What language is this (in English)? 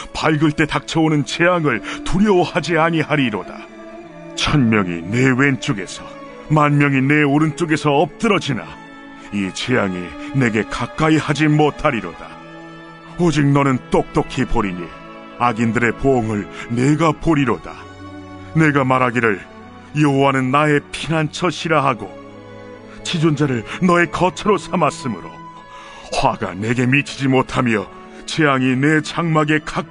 Korean